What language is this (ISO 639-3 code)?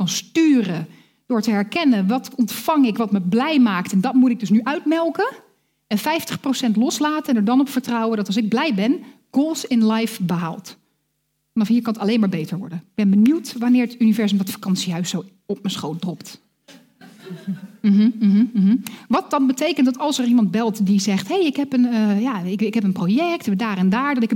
nld